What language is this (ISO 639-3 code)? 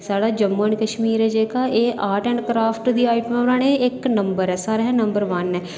doi